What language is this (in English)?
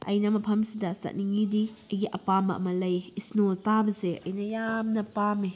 Manipuri